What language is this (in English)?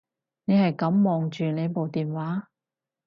Cantonese